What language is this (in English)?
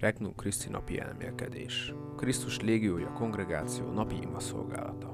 Hungarian